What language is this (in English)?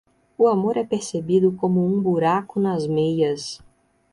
Portuguese